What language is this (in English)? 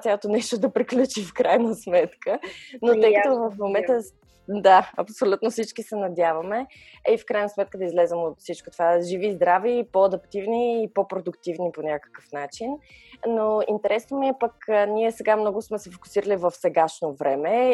Bulgarian